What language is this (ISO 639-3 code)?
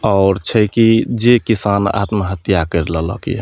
mai